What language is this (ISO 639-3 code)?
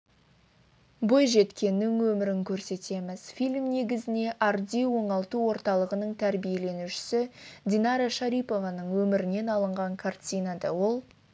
kaz